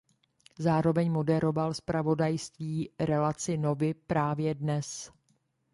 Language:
Czech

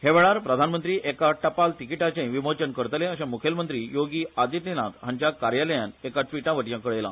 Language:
Konkani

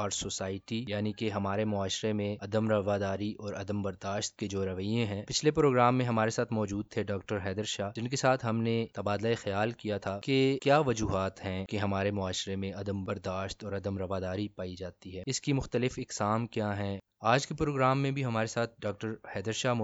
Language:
Urdu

